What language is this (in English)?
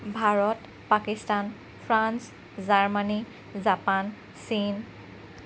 Assamese